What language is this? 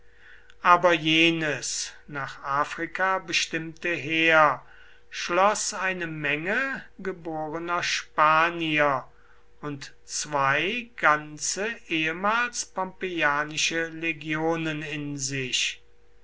German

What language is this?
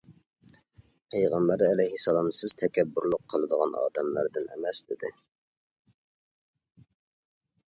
Uyghur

